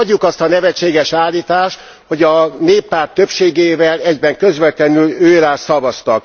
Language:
Hungarian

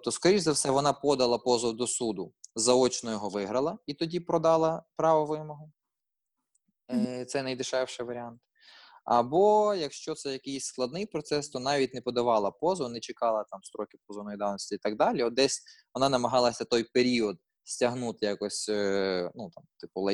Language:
Ukrainian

